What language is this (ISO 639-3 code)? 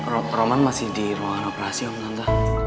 ind